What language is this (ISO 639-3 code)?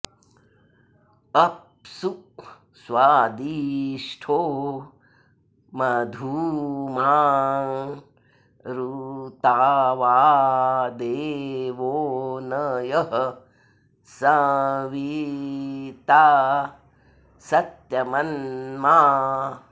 san